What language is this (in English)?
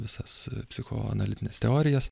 Lithuanian